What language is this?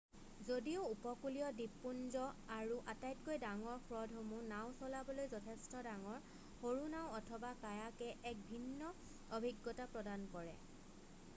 Assamese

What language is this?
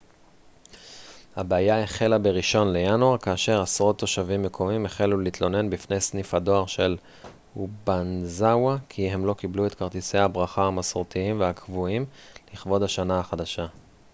Hebrew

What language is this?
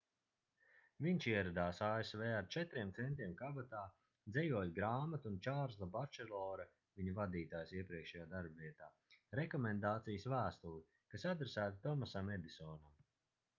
Latvian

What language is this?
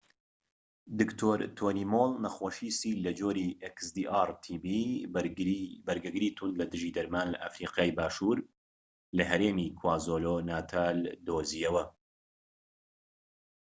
Central Kurdish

